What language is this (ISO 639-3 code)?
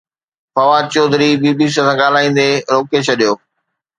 snd